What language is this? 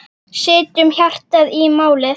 Icelandic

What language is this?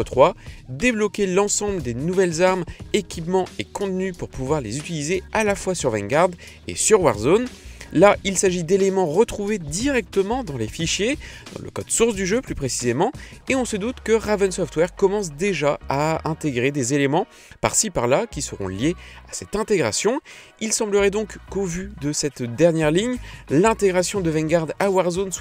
French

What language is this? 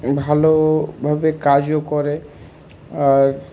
Bangla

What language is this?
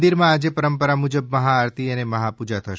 Gujarati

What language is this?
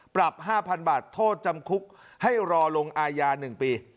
Thai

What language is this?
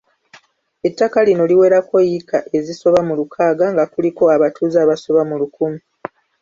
Ganda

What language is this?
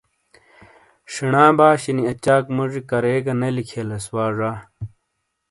Shina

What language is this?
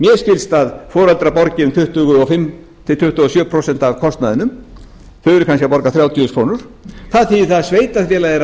Icelandic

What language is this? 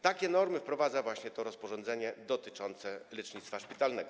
Polish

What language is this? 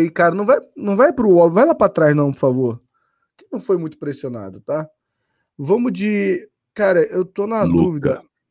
Portuguese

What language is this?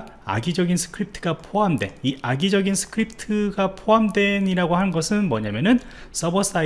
Korean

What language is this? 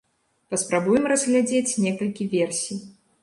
Belarusian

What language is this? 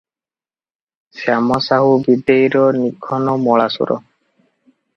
Odia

